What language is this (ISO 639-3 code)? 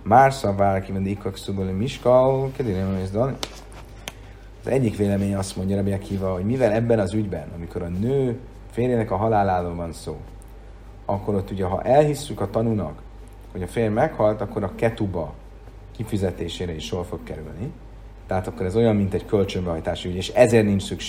hun